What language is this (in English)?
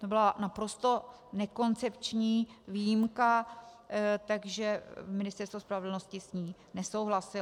Czech